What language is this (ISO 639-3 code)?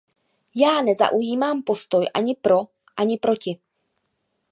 ces